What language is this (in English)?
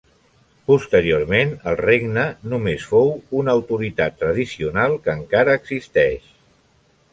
Catalan